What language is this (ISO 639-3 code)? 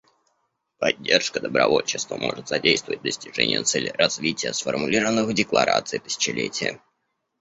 rus